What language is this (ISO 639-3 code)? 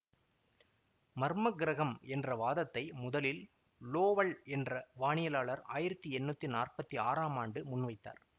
tam